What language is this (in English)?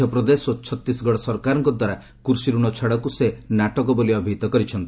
Odia